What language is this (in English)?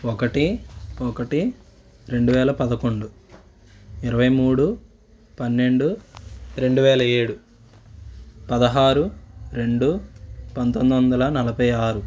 Telugu